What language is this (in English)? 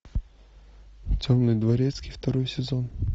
Russian